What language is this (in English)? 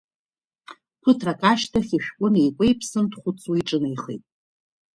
Abkhazian